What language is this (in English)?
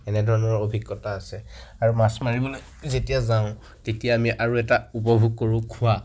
Assamese